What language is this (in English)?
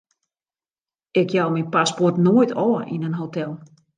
Western Frisian